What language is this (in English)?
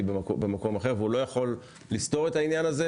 Hebrew